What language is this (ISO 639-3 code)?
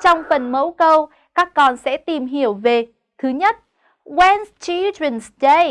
vie